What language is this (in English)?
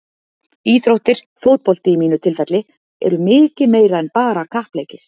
Icelandic